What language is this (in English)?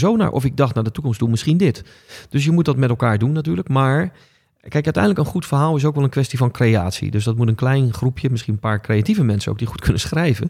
Dutch